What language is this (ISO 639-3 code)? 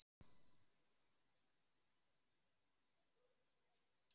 isl